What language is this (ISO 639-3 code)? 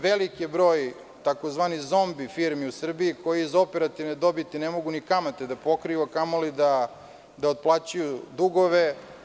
srp